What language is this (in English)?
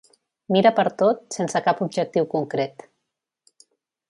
Catalan